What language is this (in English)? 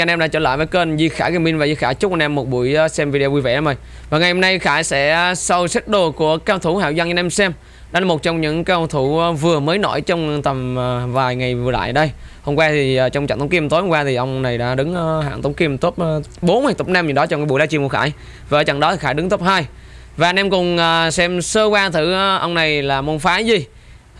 Vietnamese